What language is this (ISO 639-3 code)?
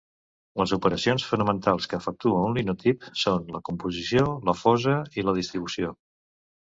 cat